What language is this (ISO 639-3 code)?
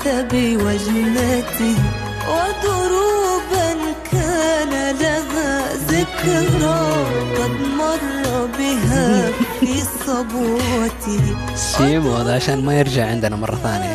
ara